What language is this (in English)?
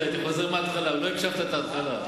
Hebrew